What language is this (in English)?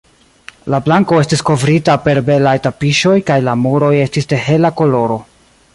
Esperanto